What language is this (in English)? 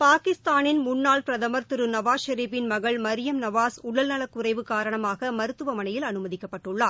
Tamil